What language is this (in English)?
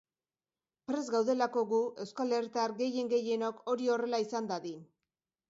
Basque